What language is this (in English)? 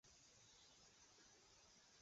Chinese